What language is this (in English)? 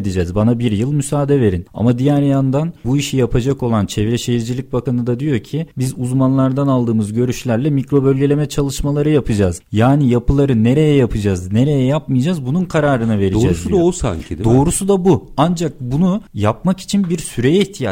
Turkish